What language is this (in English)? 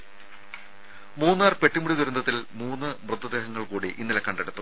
Malayalam